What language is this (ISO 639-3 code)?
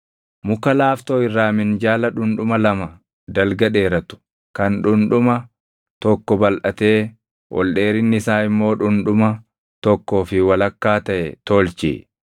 orm